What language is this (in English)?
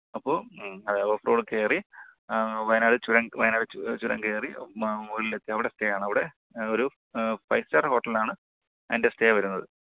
Malayalam